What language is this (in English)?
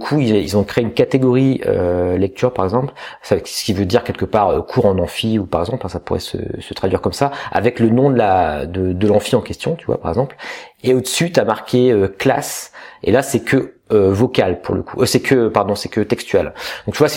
French